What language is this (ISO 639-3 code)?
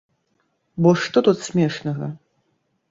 bel